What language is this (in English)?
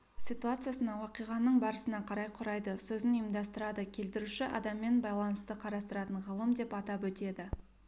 Kazakh